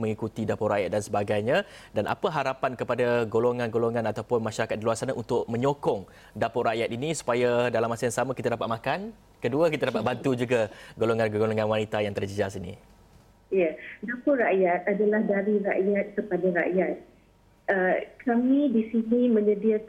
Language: Malay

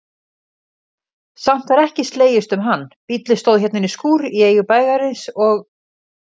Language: Icelandic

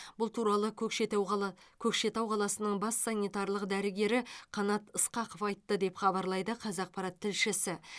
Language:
Kazakh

